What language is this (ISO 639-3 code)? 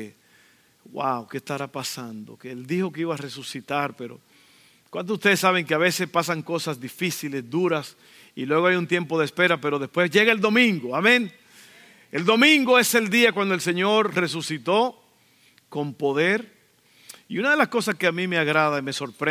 spa